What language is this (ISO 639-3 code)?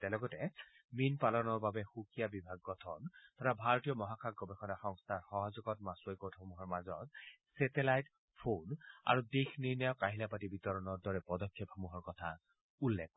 asm